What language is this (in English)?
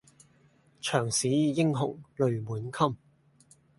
Cantonese